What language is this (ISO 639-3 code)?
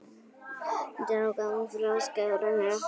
isl